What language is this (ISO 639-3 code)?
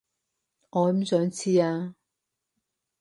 yue